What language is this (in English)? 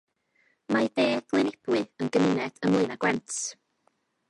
Welsh